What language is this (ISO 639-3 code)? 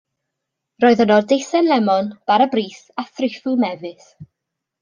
cym